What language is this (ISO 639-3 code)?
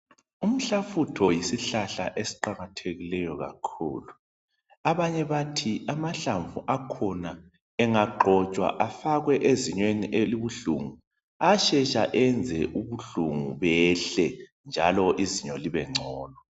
nde